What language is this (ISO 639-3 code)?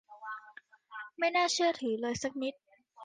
tha